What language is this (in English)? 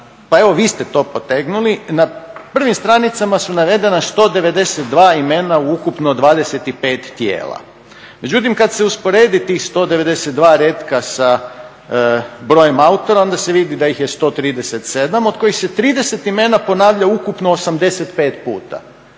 Croatian